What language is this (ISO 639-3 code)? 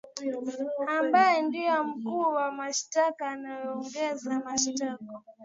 swa